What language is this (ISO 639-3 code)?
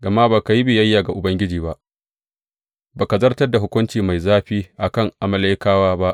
hau